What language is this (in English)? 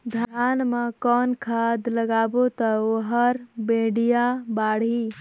Chhattisgarhi